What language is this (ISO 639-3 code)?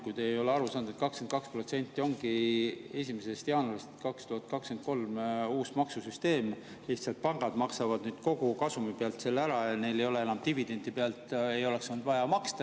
est